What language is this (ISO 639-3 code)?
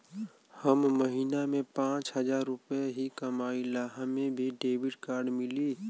bho